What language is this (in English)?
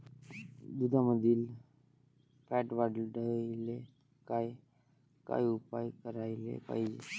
Marathi